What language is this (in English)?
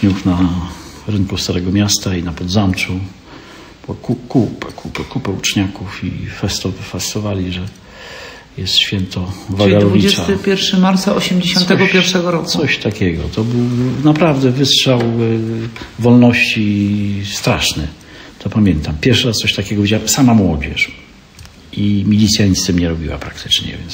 Polish